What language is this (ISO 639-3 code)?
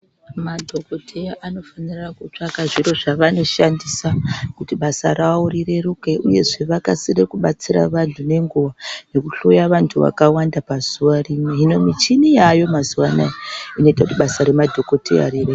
ndc